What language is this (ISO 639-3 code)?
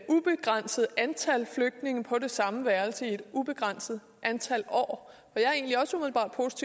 dan